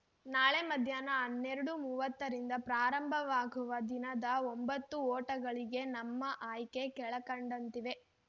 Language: Kannada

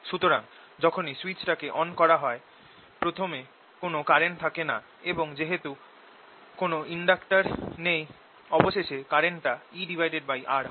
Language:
Bangla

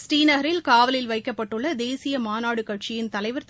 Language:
Tamil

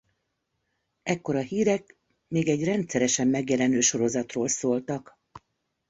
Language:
Hungarian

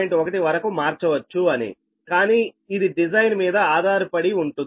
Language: Telugu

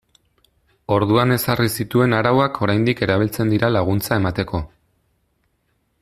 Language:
Basque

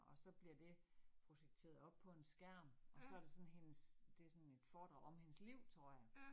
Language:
Danish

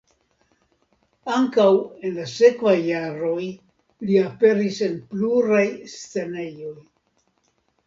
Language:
Esperanto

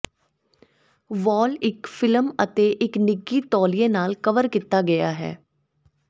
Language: Punjabi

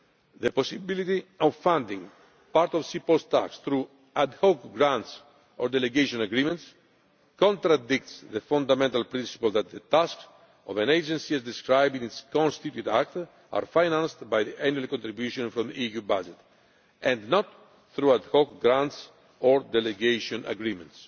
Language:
English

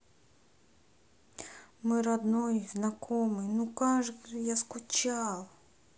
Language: Russian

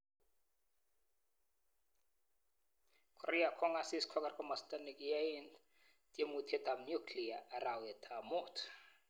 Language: Kalenjin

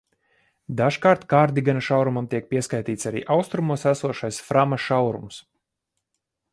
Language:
Latvian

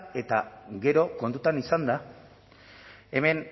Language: Basque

